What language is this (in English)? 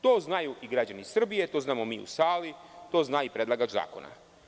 Serbian